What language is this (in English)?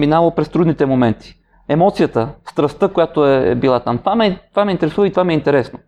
Bulgarian